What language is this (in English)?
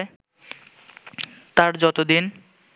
Bangla